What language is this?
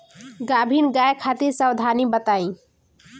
Bhojpuri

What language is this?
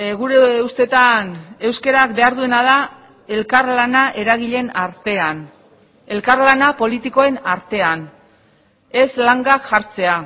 Basque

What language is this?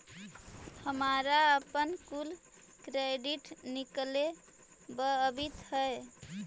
Magahi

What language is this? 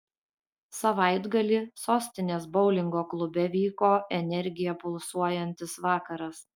Lithuanian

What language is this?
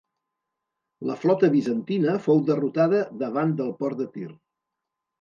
Catalan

